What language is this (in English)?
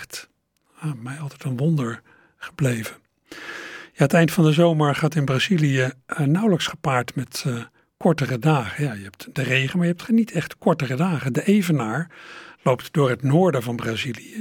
Dutch